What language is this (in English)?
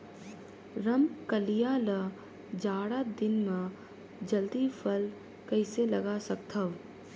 Chhattisgarhi